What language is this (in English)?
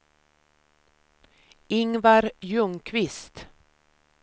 Swedish